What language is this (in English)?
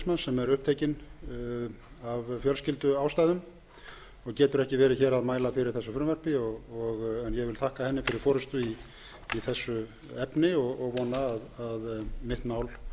Icelandic